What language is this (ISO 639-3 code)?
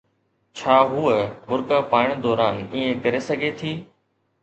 snd